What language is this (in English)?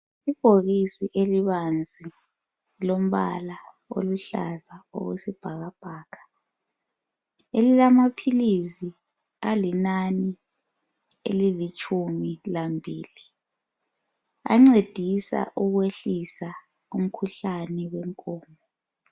North Ndebele